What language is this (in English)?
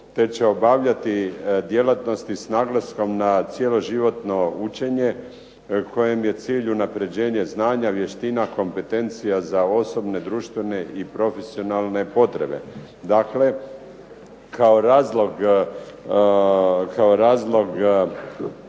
Croatian